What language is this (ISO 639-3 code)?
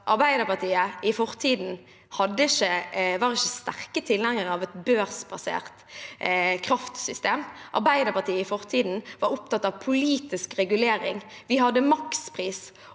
nor